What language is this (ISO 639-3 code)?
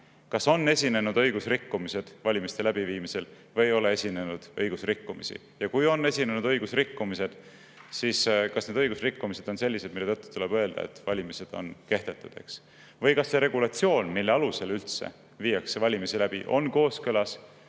est